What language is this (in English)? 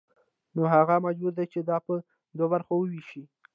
Pashto